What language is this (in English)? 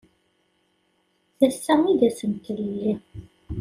Kabyle